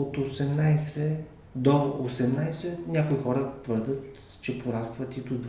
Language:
Bulgarian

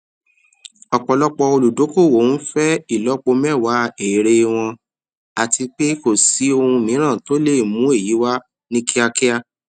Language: Yoruba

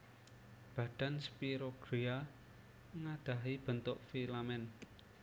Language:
Javanese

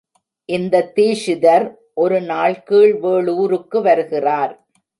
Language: Tamil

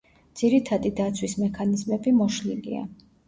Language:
Georgian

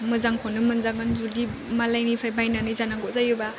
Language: Bodo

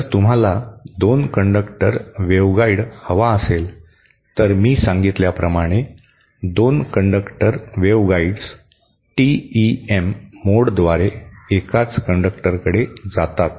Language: Marathi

